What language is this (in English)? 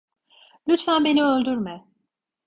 Turkish